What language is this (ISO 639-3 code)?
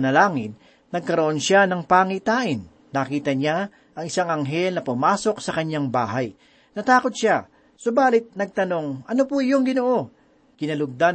fil